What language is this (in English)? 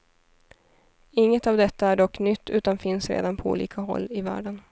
Swedish